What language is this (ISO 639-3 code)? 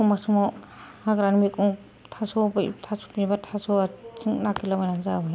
brx